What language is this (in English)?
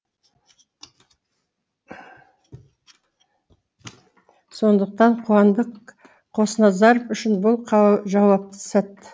Kazakh